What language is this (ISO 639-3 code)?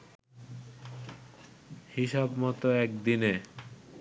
ben